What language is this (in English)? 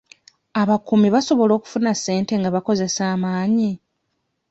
Ganda